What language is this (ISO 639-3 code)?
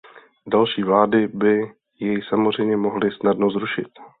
ces